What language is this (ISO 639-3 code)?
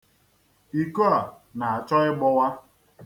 ibo